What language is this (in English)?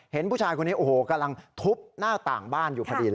Thai